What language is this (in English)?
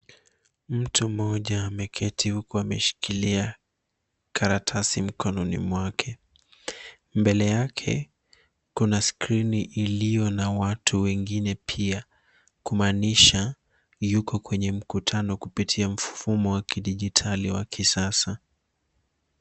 Swahili